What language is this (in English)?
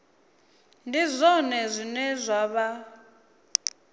Venda